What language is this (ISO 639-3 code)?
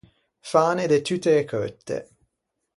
lij